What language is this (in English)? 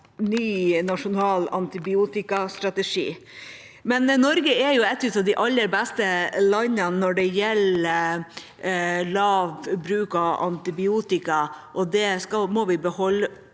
Norwegian